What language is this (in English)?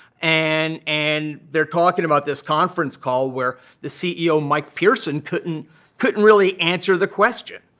English